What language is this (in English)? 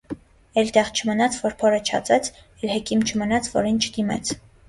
Armenian